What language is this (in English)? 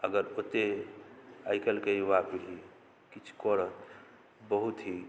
Maithili